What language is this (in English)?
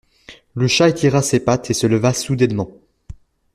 French